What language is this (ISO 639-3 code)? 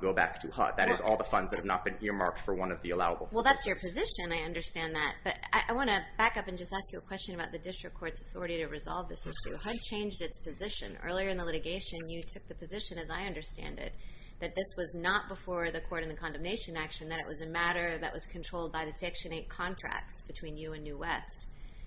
eng